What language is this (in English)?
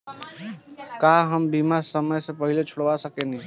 Bhojpuri